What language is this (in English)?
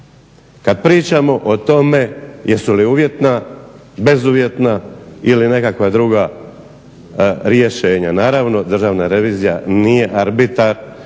Croatian